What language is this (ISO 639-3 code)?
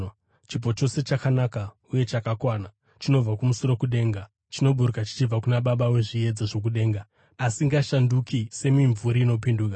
sna